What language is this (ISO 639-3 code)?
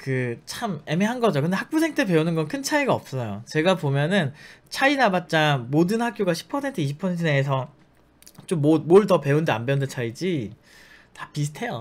kor